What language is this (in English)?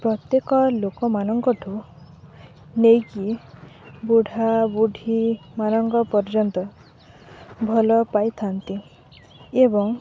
Odia